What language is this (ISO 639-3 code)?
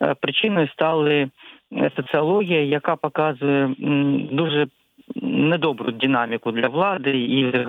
ukr